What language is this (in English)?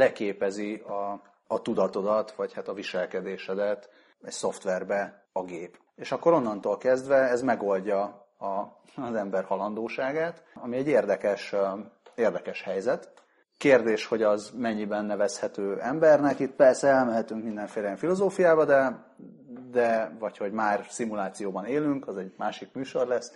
Hungarian